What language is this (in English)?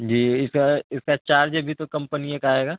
Urdu